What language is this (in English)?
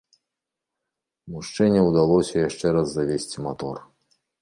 Belarusian